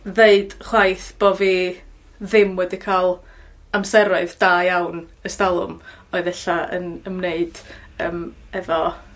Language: Welsh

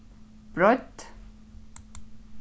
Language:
Faroese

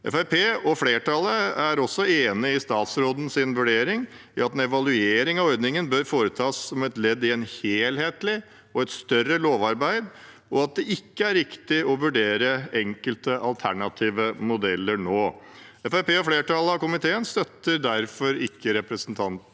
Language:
Norwegian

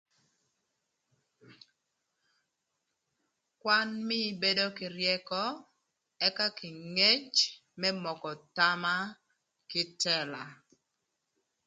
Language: Thur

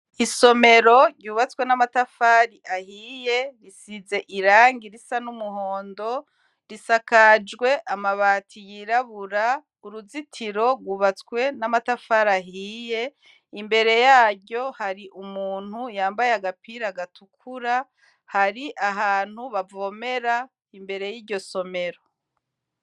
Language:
Rundi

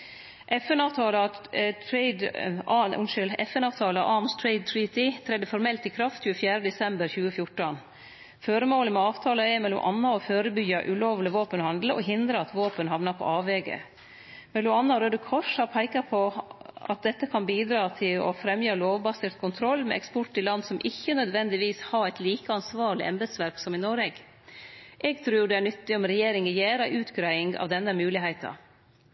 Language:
Norwegian Nynorsk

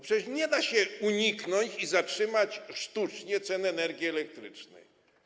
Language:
Polish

